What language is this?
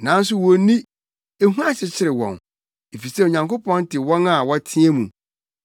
Akan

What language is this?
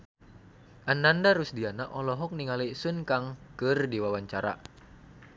Sundanese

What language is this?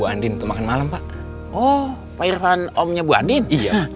Indonesian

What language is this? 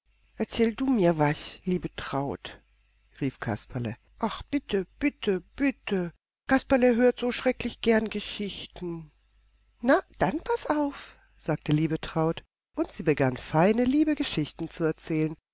German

